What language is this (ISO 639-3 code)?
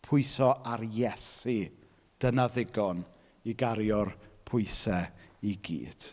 cym